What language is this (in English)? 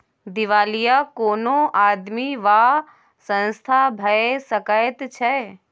Maithili